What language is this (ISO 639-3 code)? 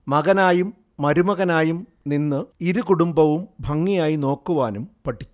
mal